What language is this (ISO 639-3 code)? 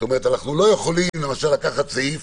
heb